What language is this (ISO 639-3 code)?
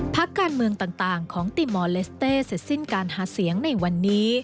tha